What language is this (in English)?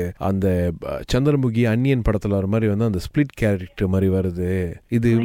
Tamil